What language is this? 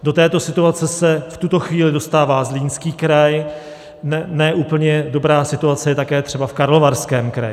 Czech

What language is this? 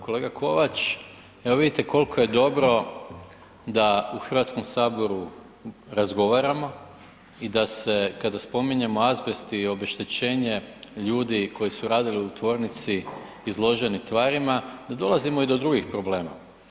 Croatian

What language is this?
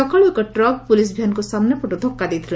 Odia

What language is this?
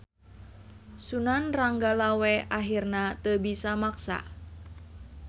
Sundanese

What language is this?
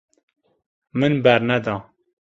Kurdish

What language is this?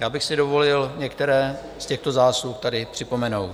Czech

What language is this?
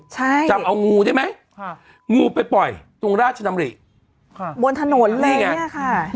Thai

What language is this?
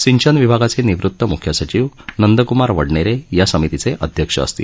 Marathi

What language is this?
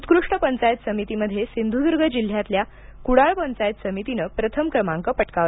Marathi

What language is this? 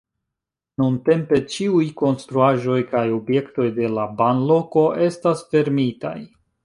Esperanto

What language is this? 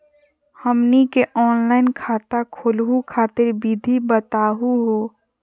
Magahi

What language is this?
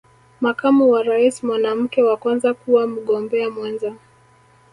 Swahili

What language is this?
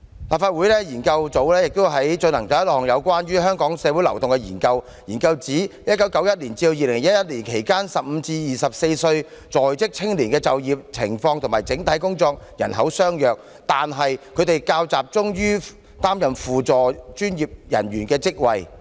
Cantonese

